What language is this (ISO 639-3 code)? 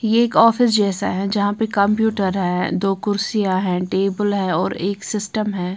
hin